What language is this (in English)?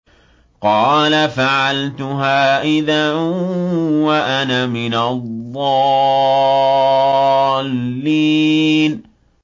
Arabic